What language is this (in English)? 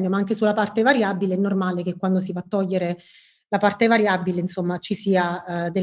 Italian